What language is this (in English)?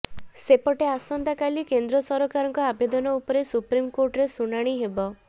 Odia